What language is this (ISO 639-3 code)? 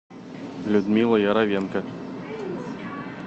rus